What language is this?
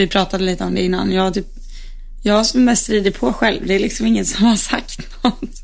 Swedish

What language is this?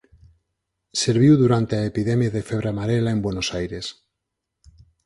Galician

